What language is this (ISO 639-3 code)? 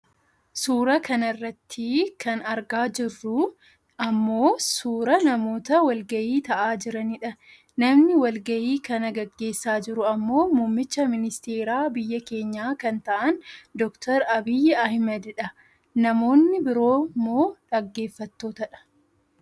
orm